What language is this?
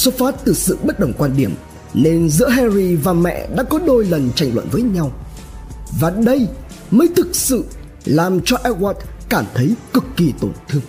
Vietnamese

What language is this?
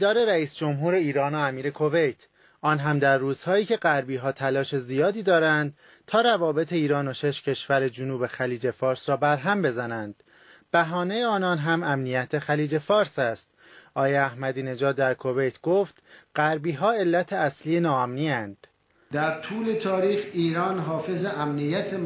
Persian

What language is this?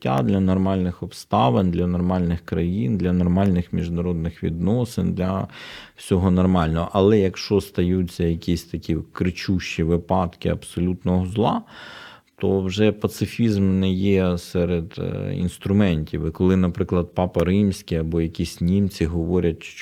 Ukrainian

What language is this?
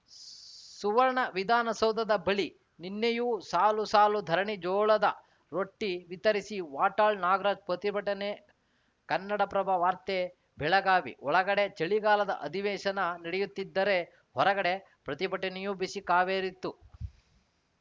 Kannada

